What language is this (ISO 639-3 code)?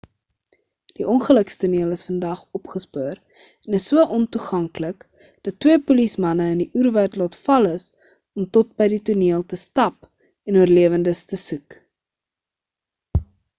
afr